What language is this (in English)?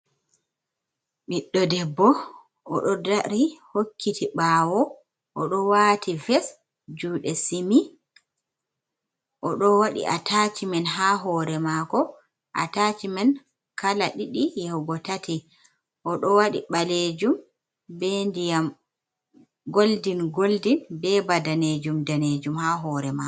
Fula